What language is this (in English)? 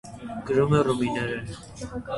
Armenian